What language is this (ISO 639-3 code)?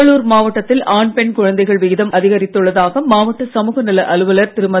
tam